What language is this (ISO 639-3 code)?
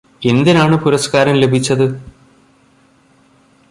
mal